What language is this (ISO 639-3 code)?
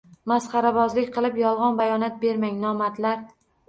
uzb